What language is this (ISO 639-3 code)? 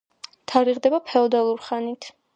kat